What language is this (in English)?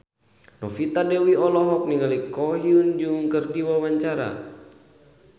Sundanese